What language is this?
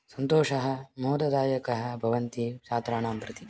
Sanskrit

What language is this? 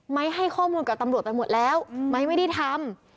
Thai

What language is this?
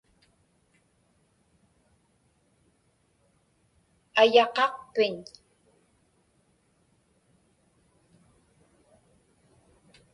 Inupiaq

